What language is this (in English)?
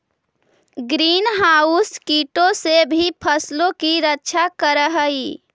Magahi